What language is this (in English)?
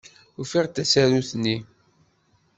Kabyle